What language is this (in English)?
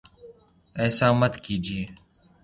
Urdu